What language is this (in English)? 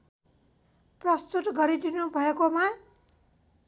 Nepali